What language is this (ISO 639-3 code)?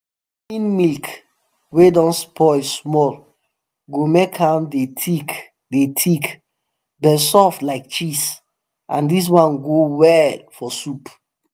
pcm